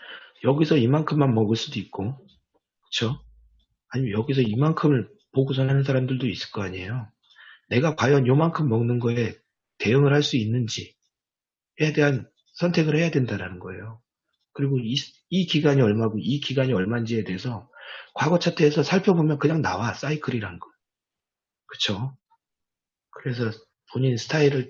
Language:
Korean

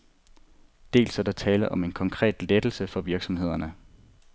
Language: Danish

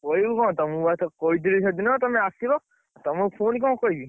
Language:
Odia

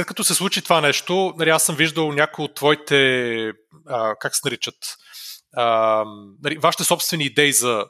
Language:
Bulgarian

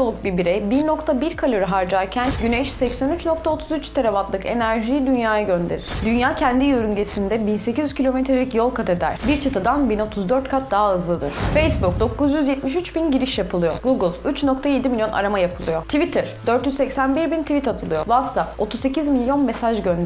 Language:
Turkish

